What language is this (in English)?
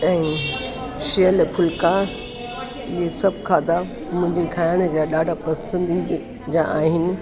Sindhi